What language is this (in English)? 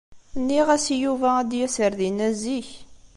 Kabyle